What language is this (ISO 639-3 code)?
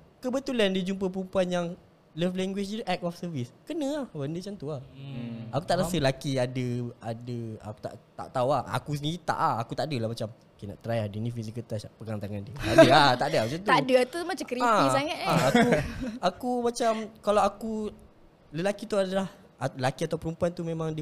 msa